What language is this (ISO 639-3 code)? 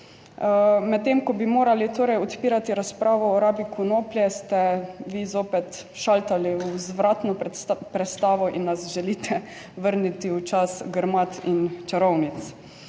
slv